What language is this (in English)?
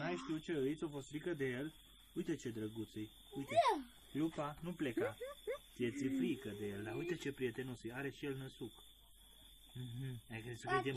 Romanian